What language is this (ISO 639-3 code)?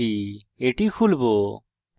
ben